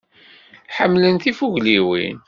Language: Kabyle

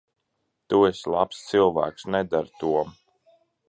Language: Latvian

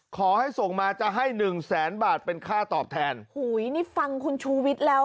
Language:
Thai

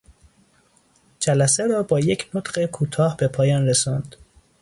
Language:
Persian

